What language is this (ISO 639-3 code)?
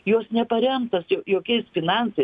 lit